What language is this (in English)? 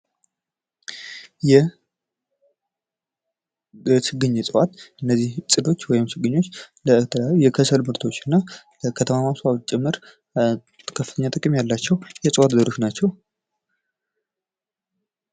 Amharic